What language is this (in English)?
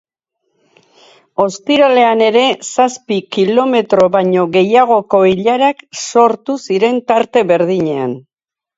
Basque